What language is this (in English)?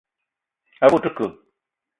Eton (Cameroon)